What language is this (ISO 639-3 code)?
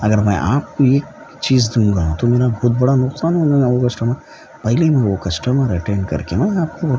urd